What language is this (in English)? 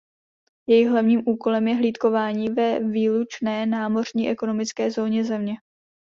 Czech